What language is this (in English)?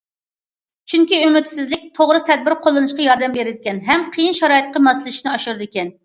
Uyghur